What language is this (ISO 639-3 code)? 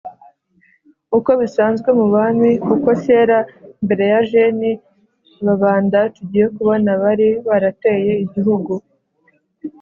kin